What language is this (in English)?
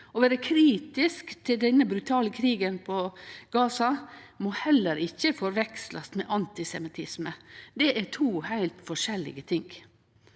Norwegian